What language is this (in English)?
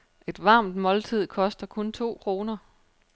Danish